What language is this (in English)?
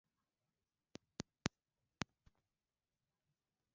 Swahili